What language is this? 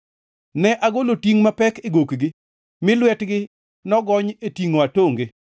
Luo (Kenya and Tanzania)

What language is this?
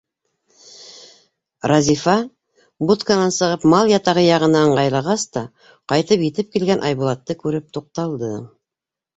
Bashkir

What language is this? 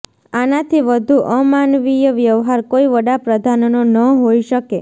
Gujarati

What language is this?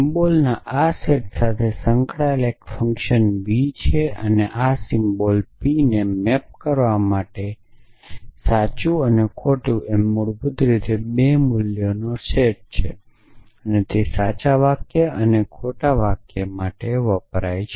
Gujarati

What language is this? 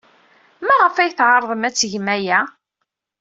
Kabyle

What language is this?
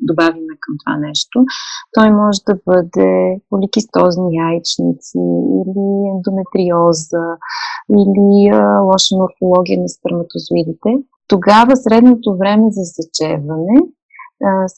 Bulgarian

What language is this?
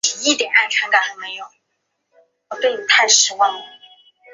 Chinese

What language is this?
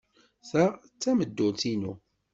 Kabyle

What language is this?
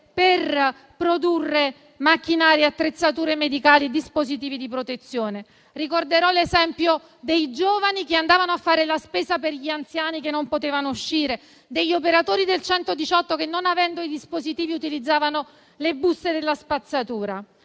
Italian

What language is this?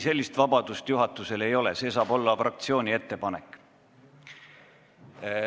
Estonian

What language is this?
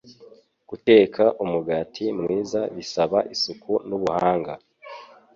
Kinyarwanda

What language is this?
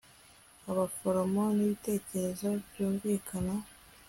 Kinyarwanda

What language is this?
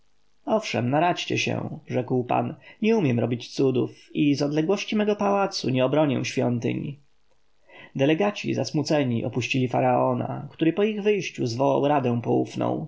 Polish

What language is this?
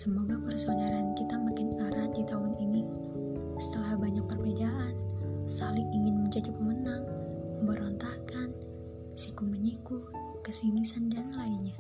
Indonesian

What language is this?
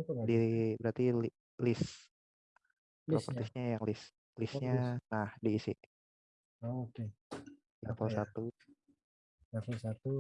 Indonesian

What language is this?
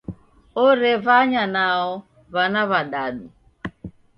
Taita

